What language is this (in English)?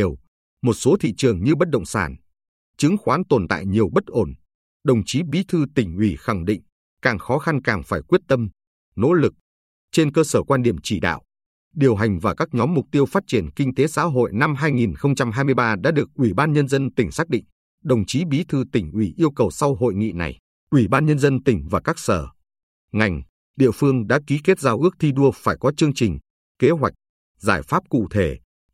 Vietnamese